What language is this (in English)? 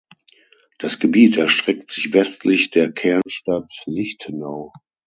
German